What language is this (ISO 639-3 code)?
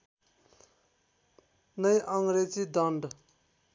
nep